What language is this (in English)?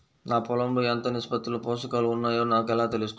Telugu